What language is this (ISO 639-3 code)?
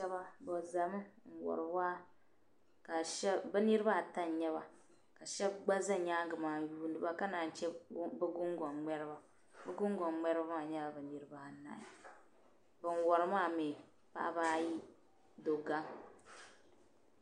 dag